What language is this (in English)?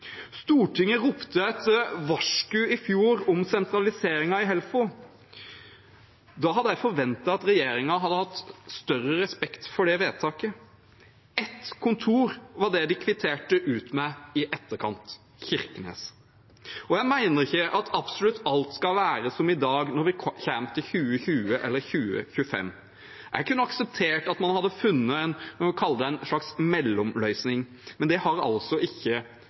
Norwegian Nynorsk